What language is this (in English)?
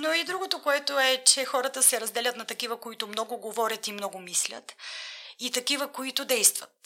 Bulgarian